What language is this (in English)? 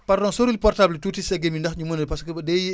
Wolof